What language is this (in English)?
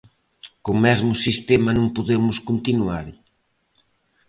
Galician